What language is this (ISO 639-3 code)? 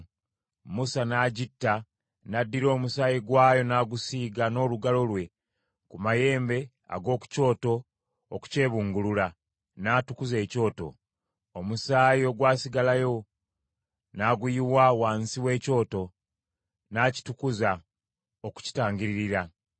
lug